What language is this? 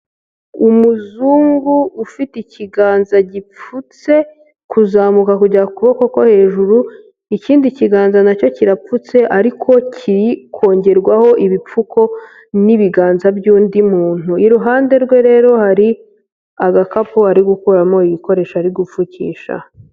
Kinyarwanda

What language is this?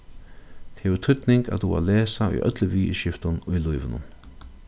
Faroese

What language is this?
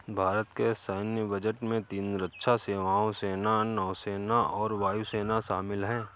Hindi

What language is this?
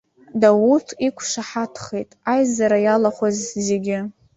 Abkhazian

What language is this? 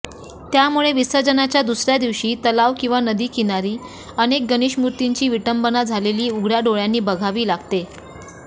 Marathi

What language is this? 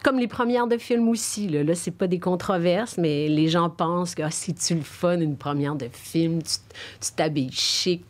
French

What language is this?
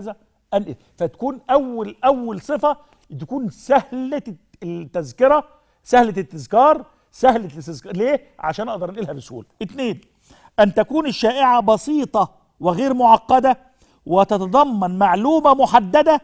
Arabic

